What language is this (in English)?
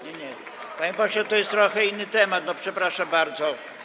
Polish